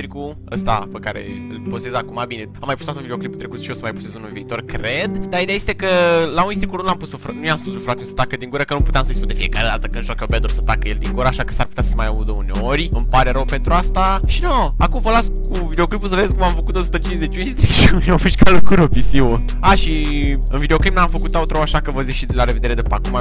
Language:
Romanian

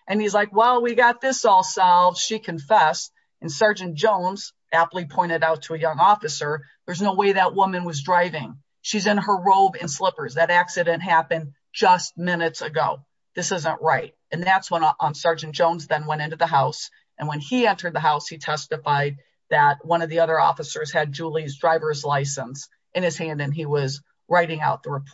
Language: English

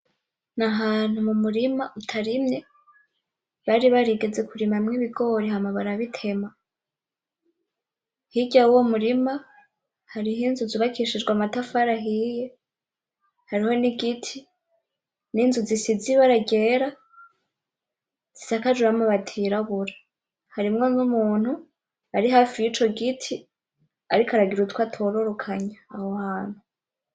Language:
Rundi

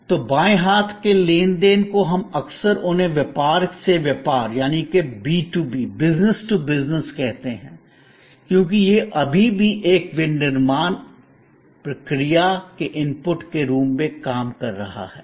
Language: Hindi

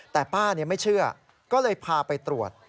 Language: Thai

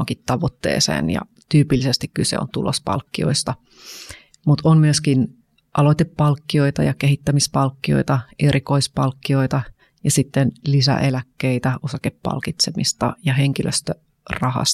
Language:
Finnish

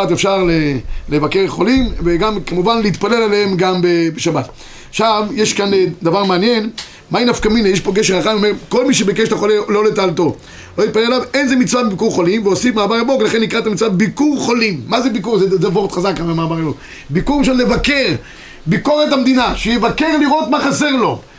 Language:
Hebrew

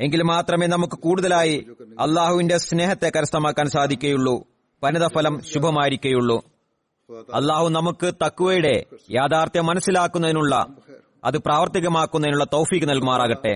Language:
Malayalam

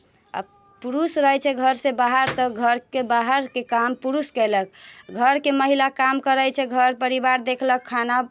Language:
Maithili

